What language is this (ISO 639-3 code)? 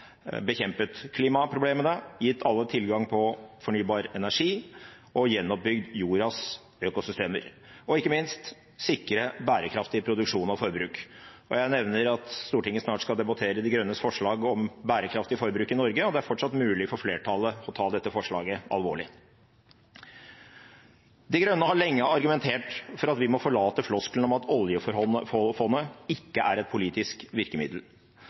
nob